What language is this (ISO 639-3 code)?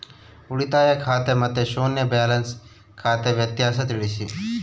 kan